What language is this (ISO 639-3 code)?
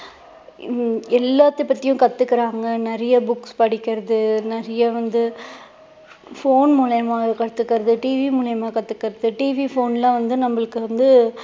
tam